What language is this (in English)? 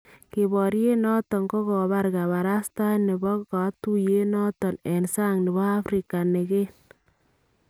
Kalenjin